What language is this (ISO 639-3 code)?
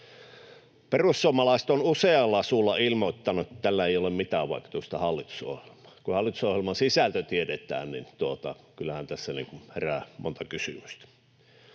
fin